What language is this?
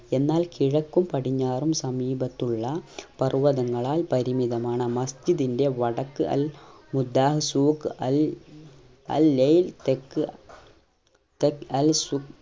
Malayalam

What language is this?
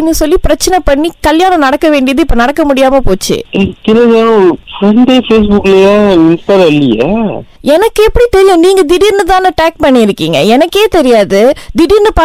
Tamil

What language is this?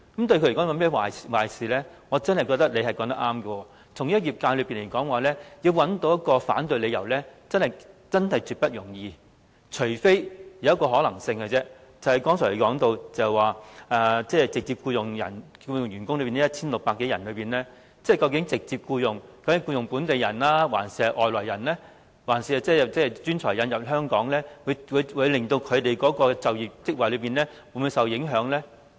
Cantonese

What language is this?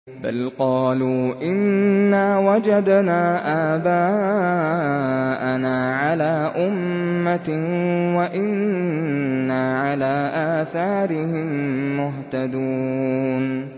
Arabic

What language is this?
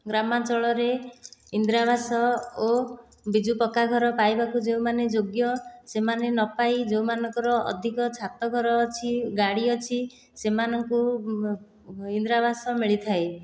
Odia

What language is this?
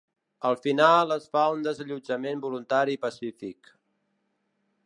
Catalan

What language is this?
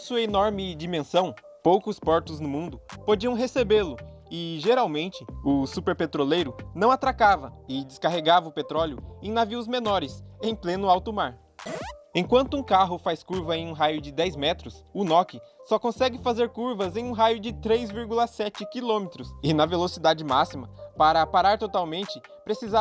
Portuguese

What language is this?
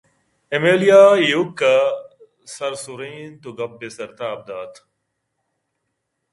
Eastern Balochi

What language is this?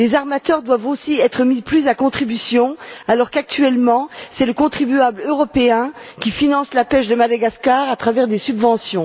French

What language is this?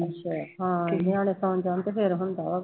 Punjabi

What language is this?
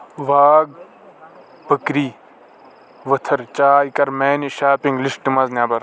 Kashmiri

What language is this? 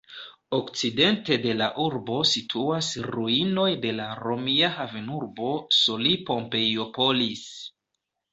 Esperanto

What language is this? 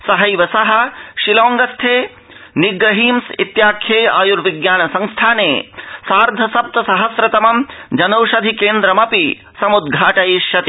Sanskrit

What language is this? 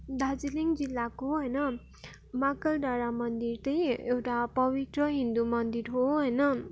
Nepali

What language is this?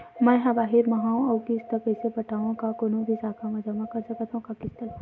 Chhattisgarhi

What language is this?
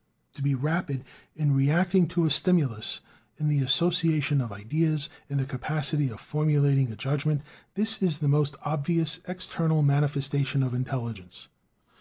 English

